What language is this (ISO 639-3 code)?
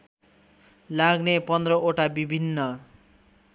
nep